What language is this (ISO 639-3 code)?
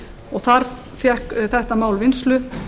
isl